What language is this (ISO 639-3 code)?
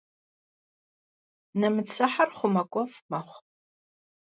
kbd